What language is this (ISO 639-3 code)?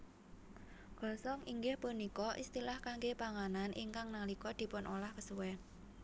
jav